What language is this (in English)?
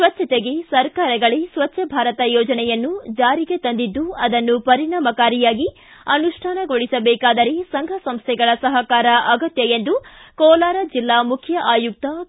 Kannada